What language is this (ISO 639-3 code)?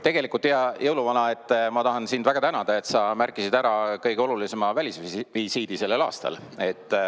est